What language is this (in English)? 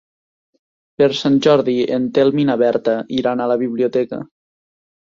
Catalan